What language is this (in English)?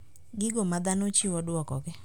Luo (Kenya and Tanzania)